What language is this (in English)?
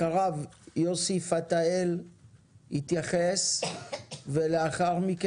Hebrew